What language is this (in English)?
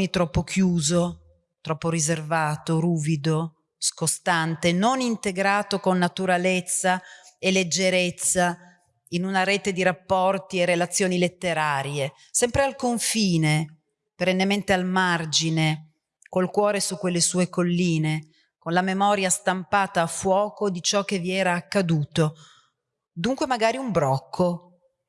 Italian